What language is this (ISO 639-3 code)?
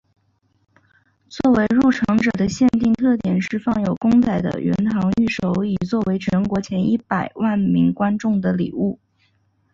zho